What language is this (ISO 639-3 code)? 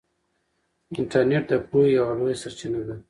pus